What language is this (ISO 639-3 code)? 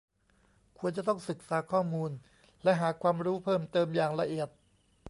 tha